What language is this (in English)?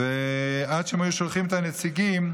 Hebrew